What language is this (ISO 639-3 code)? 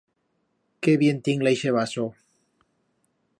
arg